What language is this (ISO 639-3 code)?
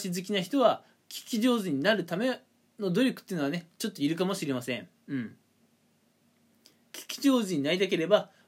jpn